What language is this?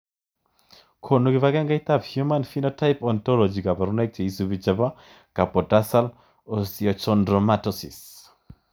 Kalenjin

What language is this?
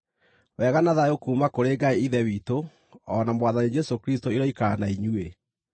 Kikuyu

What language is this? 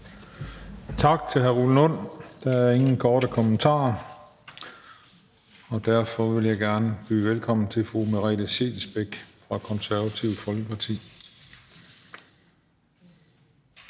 Danish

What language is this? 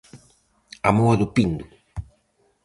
Galician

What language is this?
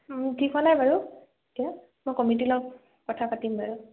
Assamese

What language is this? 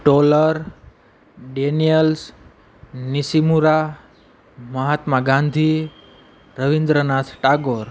Gujarati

